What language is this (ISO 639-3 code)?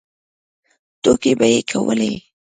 pus